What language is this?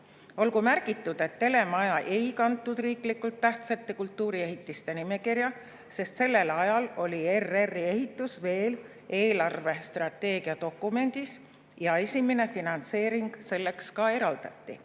Estonian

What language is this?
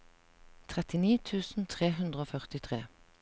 Norwegian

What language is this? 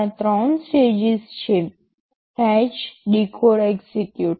Gujarati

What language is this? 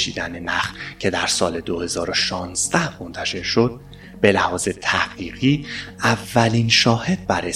Persian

